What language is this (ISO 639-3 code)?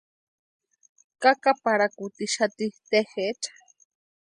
pua